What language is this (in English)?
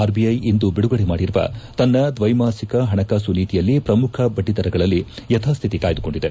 Kannada